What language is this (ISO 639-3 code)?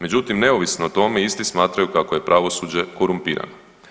hrv